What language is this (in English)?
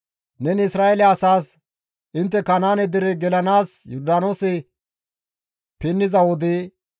Gamo